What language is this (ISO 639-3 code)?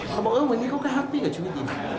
tha